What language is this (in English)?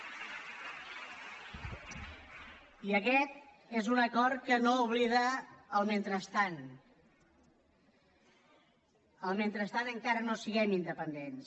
Catalan